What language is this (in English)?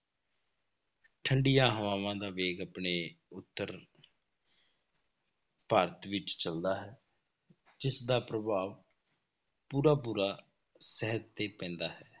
Punjabi